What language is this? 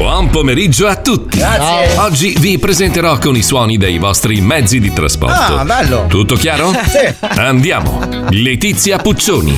Italian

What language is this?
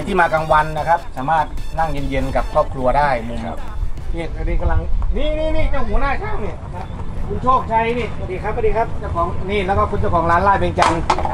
Thai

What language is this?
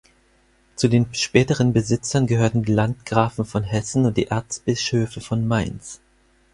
German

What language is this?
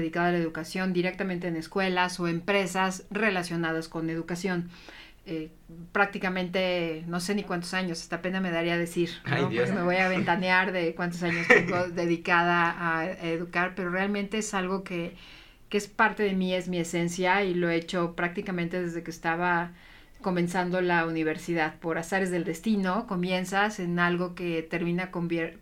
Spanish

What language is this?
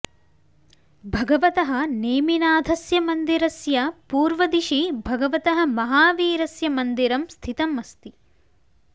Sanskrit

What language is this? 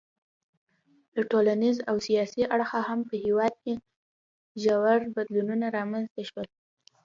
Pashto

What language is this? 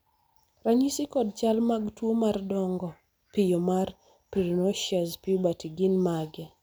Luo (Kenya and Tanzania)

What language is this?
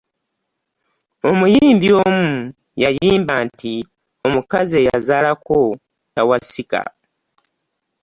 Ganda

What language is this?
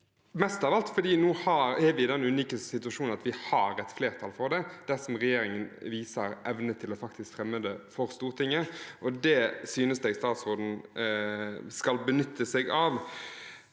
Norwegian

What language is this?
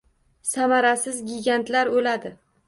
Uzbek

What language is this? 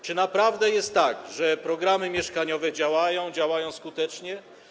Polish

